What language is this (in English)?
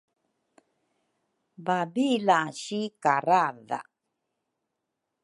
Rukai